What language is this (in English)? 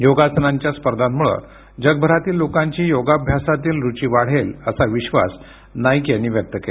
Marathi